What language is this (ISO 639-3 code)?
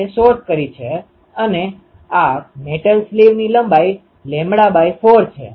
guj